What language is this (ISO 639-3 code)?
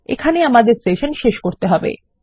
ben